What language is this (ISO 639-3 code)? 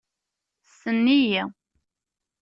kab